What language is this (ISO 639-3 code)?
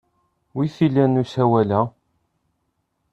kab